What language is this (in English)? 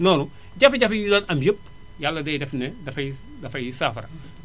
Wolof